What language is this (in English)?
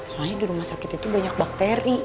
Indonesian